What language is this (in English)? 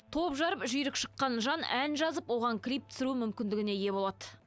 Kazakh